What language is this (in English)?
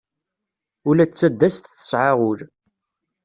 Kabyle